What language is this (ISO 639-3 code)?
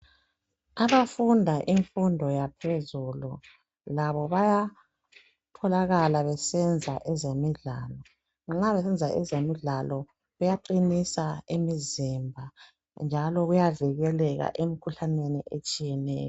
nde